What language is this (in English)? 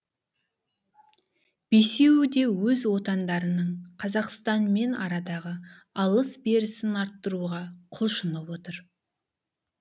Kazakh